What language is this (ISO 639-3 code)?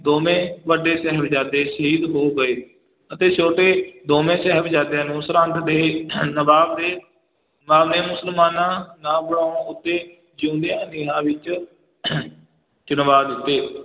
pan